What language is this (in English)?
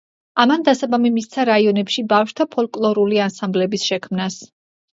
Georgian